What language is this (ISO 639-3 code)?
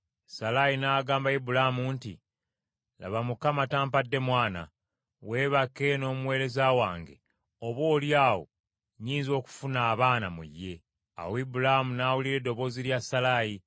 lug